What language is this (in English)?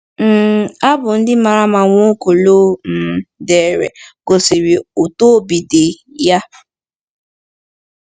Igbo